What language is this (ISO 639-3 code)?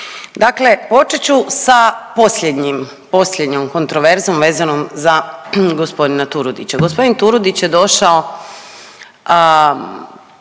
hrv